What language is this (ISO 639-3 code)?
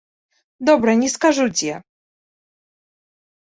bel